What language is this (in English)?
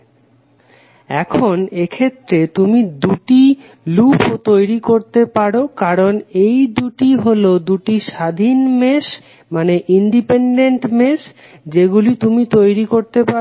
Bangla